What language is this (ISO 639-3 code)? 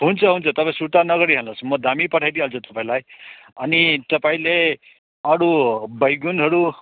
nep